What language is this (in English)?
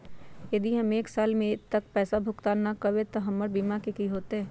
Magahi